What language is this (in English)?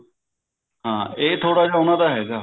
Punjabi